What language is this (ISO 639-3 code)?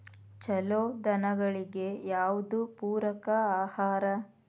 kan